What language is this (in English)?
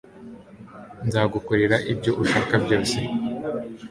Kinyarwanda